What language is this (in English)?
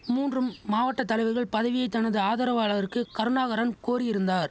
Tamil